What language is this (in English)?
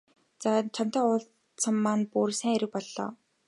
Mongolian